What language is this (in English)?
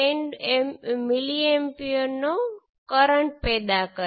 Gujarati